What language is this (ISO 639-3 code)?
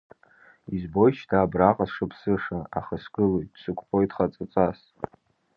abk